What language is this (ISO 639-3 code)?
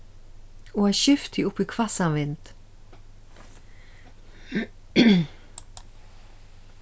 fao